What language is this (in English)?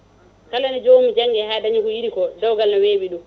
Fula